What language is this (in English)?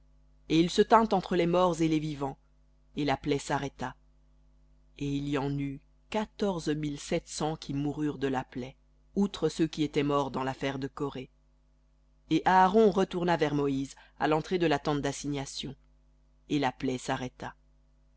French